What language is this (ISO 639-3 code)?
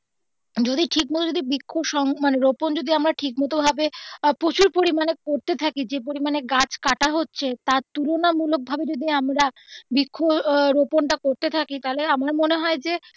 ben